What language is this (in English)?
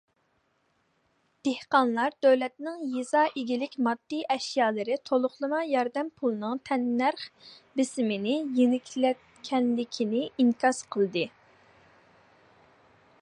Uyghur